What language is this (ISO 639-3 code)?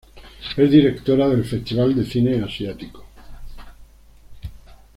spa